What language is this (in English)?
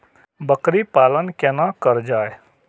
Maithili